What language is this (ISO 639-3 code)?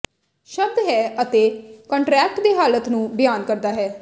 pan